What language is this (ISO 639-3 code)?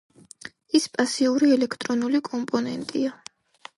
kat